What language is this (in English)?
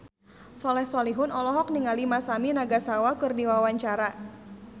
Sundanese